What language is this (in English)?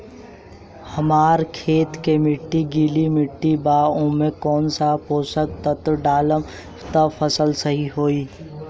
Bhojpuri